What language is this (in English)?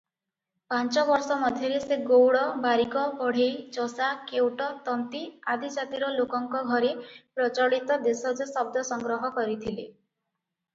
Odia